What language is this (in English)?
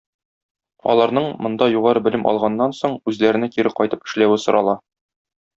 Tatar